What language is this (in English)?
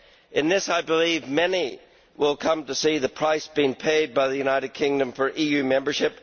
English